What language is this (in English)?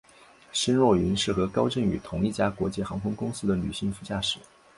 Chinese